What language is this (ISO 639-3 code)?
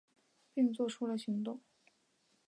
zho